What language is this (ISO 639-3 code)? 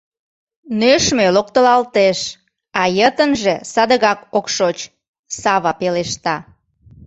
chm